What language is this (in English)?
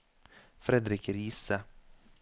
Norwegian